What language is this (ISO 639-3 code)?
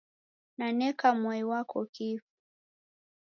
dav